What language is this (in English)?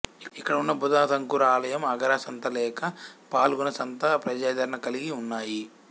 Telugu